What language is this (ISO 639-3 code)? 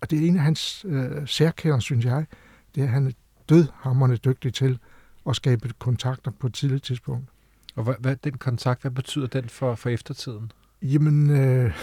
dan